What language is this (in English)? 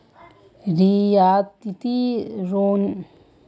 Magahi